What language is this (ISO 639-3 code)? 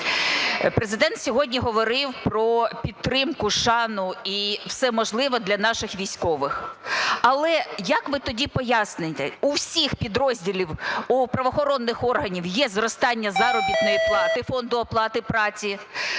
ukr